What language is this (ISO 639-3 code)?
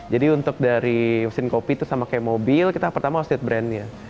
ind